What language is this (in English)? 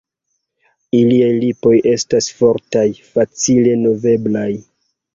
Esperanto